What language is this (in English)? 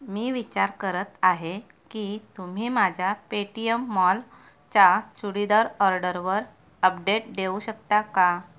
Marathi